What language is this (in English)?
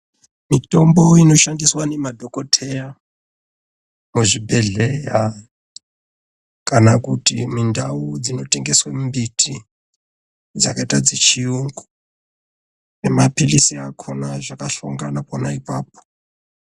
Ndau